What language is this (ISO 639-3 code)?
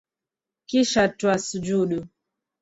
swa